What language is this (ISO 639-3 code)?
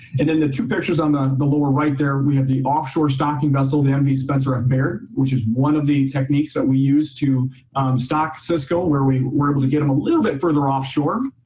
eng